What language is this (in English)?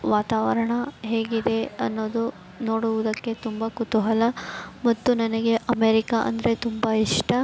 Kannada